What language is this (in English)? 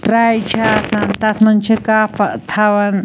Kashmiri